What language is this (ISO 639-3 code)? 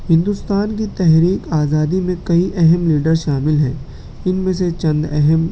urd